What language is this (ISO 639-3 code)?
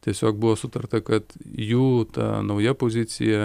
lit